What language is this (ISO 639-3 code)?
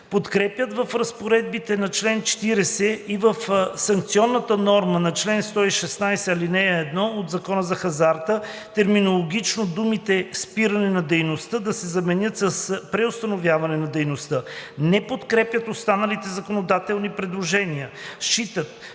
bul